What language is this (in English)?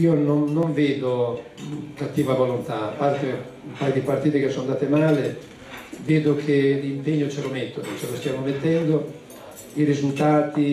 Italian